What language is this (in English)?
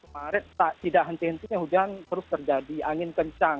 Indonesian